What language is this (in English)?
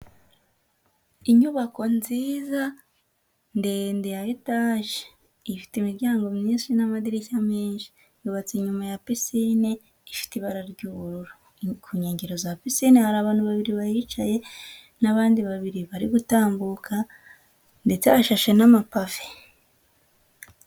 Kinyarwanda